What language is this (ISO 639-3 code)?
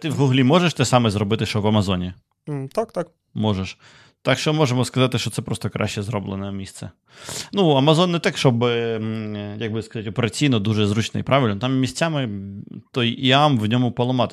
ukr